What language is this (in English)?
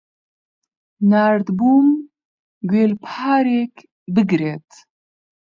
Central Kurdish